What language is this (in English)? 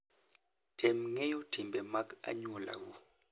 Luo (Kenya and Tanzania)